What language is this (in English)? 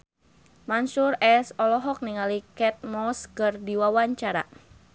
Sundanese